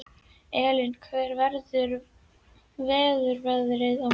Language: Icelandic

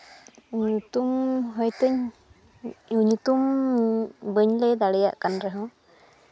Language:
Santali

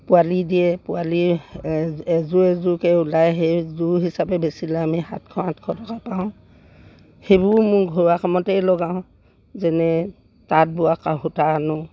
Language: Assamese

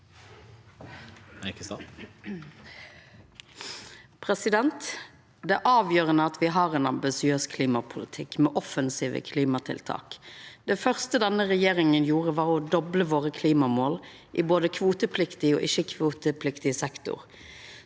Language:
Norwegian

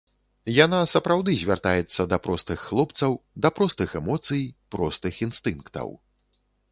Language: Belarusian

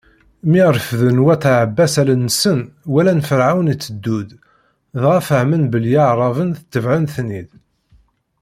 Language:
Kabyle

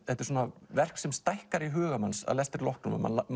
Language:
Icelandic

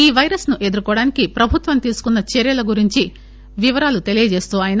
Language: Telugu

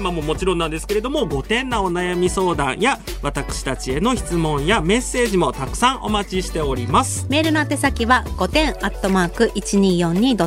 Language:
Japanese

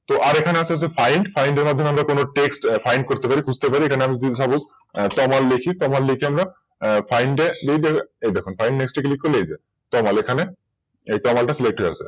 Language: Bangla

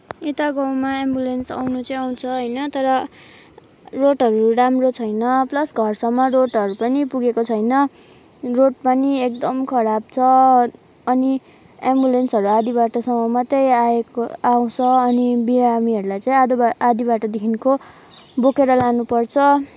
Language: Nepali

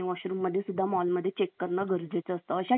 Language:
Marathi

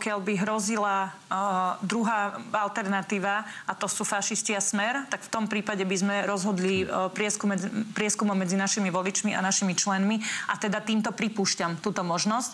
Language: Slovak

